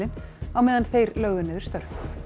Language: Icelandic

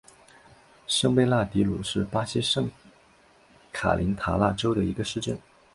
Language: Chinese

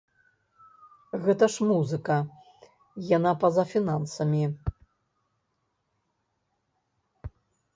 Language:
Belarusian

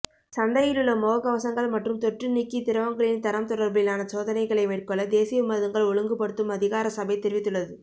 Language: Tamil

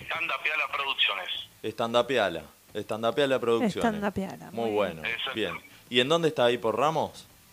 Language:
Spanish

